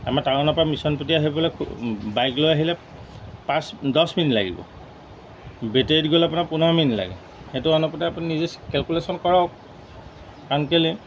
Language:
Assamese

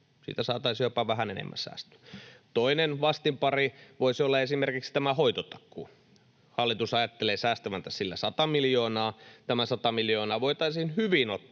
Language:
Finnish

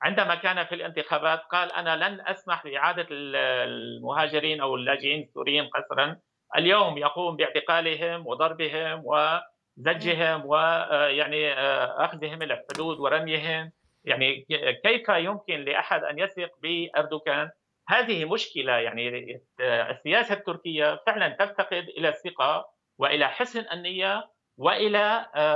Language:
Arabic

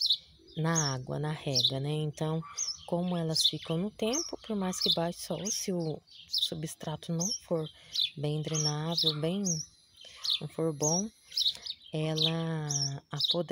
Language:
Portuguese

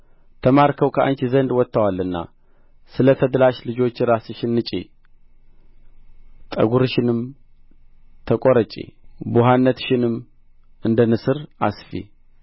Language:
Amharic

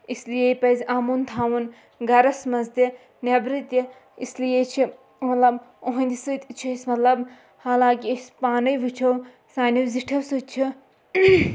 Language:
Kashmiri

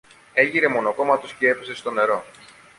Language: Greek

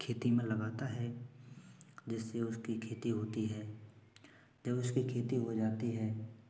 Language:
Hindi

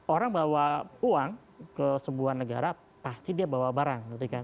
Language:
Indonesian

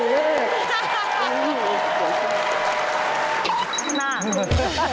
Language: Thai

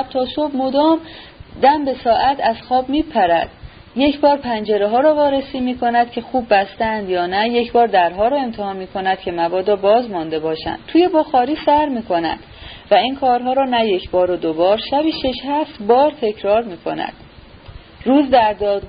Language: Persian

